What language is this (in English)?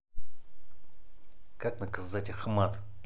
Russian